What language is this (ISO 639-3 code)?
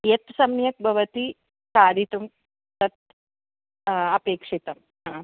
san